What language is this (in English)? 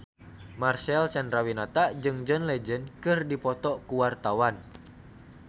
Sundanese